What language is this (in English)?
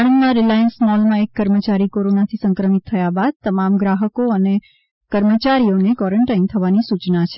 Gujarati